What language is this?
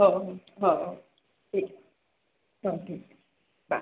Marathi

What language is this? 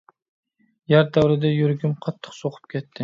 Uyghur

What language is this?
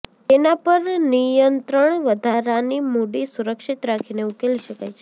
Gujarati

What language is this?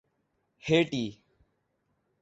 Urdu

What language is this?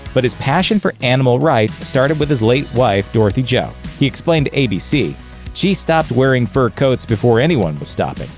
English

